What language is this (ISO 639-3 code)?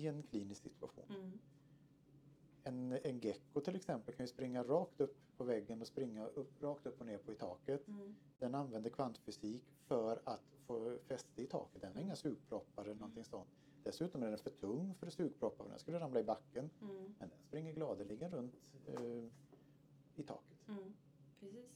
swe